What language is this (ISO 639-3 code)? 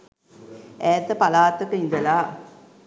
sin